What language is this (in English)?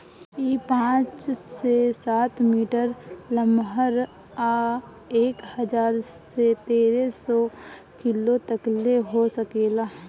Bhojpuri